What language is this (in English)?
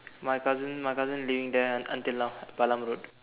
English